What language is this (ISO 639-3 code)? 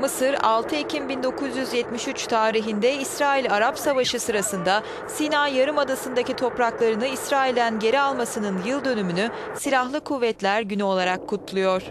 tur